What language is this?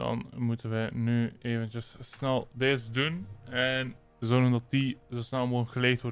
Dutch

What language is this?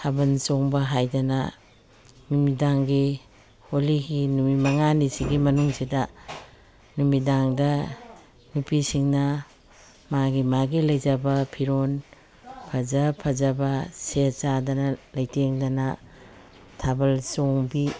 Manipuri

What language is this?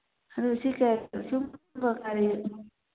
Manipuri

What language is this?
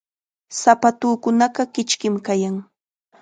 Chiquián Ancash Quechua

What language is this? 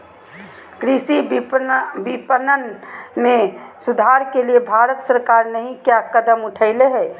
Magahi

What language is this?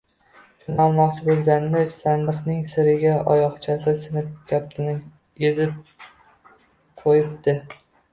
Uzbek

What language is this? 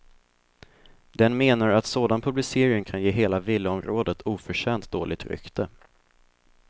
Swedish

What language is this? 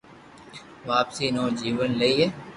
Loarki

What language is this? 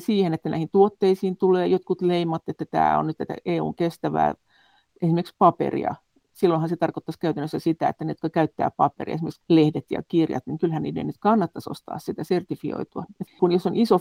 Finnish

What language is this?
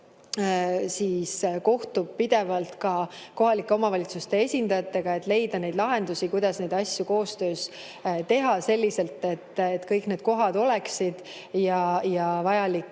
Estonian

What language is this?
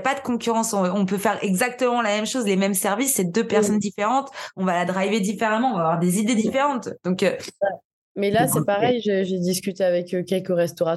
French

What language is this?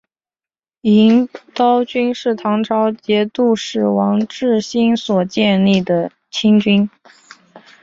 Chinese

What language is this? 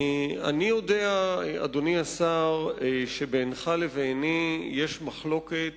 Hebrew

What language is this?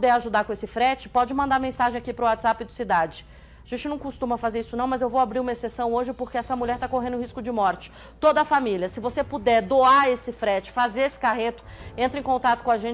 Portuguese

